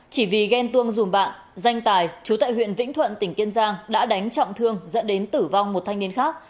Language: Vietnamese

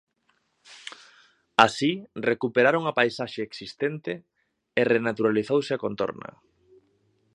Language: Galician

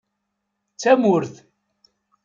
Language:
Kabyle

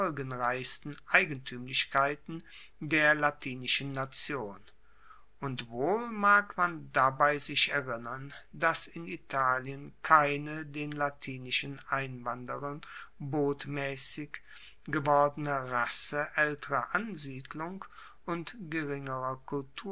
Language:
German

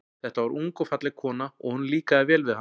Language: Icelandic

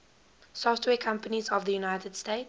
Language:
English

